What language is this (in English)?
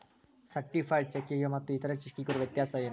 Kannada